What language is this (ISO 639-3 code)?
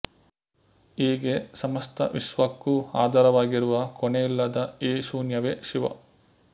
kan